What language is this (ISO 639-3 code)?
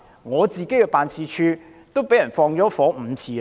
yue